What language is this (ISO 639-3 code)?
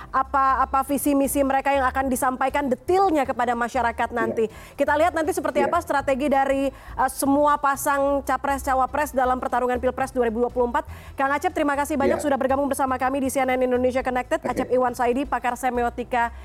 ind